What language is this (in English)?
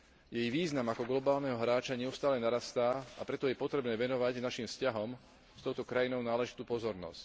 Slovak